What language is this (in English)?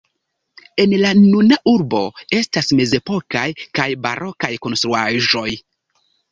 Esperanto